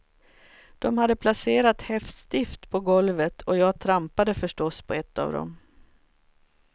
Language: Swedish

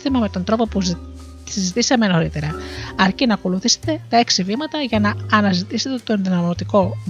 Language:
Greek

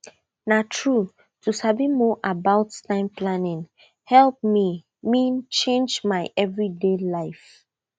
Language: Nigerian Pidgin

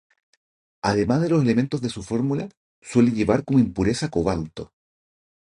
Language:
Spanish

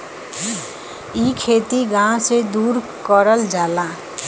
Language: Bhojpuri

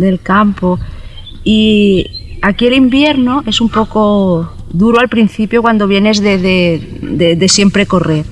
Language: Spanish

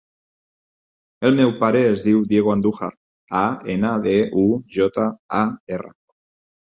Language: Catalan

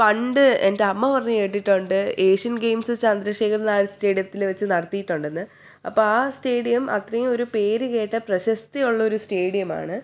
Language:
Malayalam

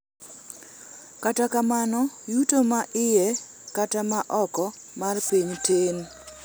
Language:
Luo (Kenya and Tanzania)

